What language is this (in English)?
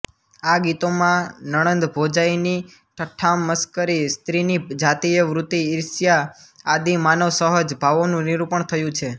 Gujarati